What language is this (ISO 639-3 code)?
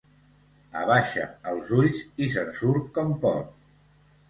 cat